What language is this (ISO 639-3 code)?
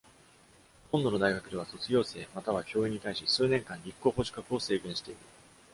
jpn